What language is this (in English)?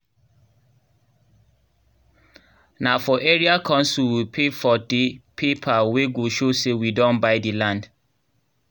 Nigerian Pidgin